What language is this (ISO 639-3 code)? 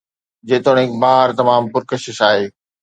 snd